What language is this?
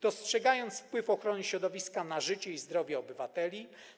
Polish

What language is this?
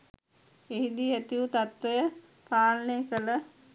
Sinhala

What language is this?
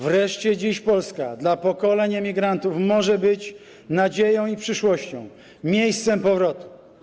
Polish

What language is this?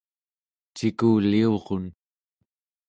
Central Yupik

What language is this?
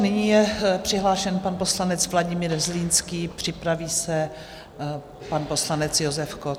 Czech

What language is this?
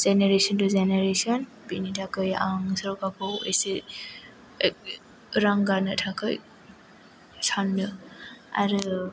Bodo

